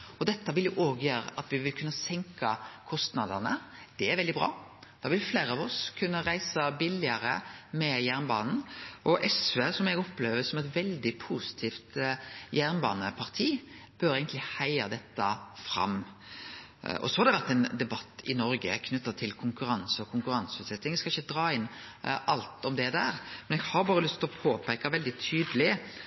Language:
Norwegian Nynorsk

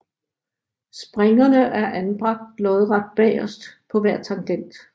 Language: Danish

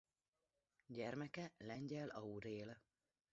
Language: Hungarian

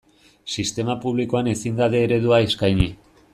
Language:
Basque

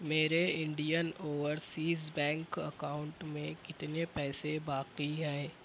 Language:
Urdu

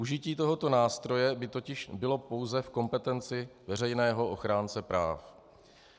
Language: Czech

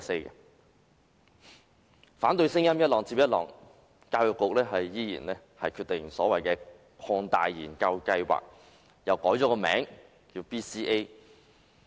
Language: Cantonese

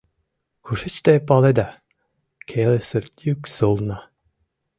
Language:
Mari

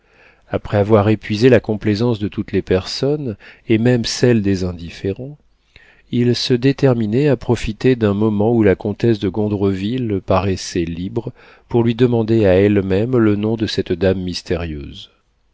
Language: French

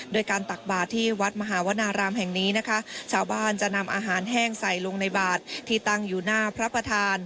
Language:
Thai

